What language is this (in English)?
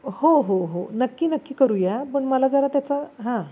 Marathi